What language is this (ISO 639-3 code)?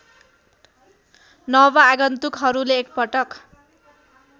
nep